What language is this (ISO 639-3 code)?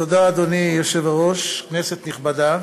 heb